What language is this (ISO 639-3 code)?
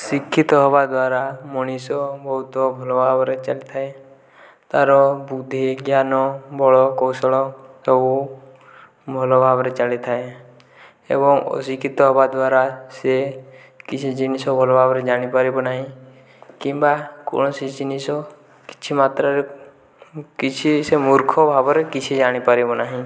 ori